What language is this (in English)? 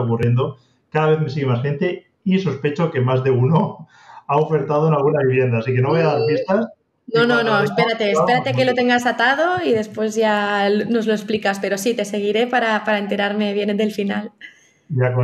Spanish